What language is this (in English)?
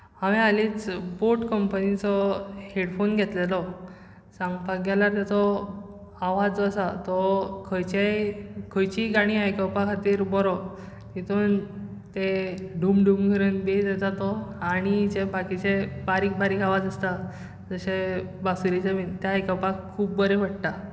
Konkani